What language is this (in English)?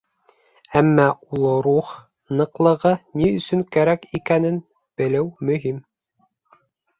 Bashkir